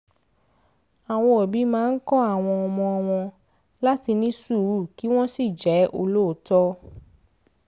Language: Yoruba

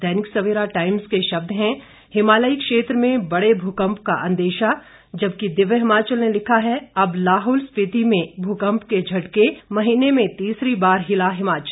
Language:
Hindi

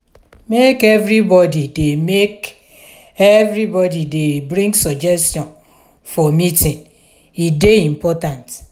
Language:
Nigerian Pidgin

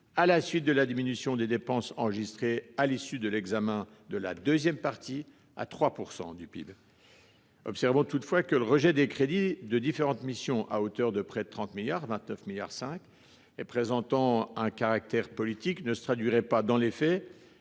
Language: French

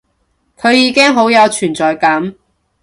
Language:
Cantonese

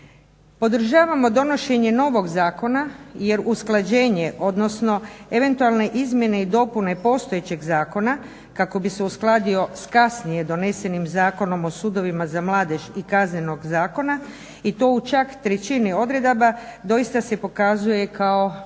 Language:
Croatian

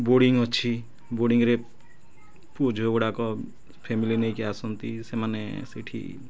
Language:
Odia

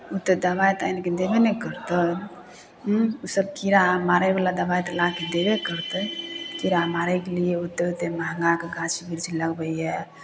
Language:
Maithili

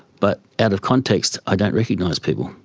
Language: English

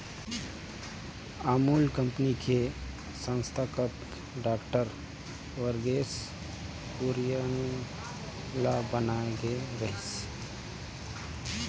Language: Chhattisgarhi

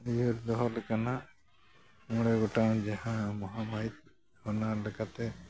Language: Santali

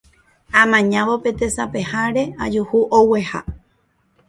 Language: Guarani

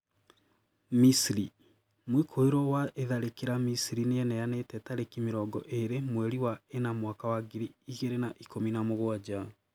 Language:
Kikuyu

